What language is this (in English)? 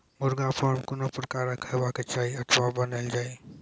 Maithili